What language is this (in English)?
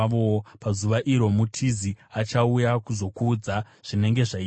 Shona